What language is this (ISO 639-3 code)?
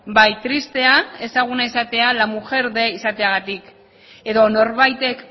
eus